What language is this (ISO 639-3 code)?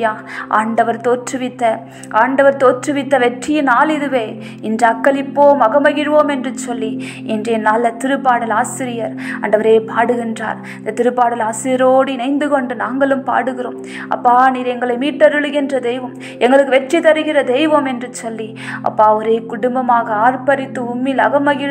hin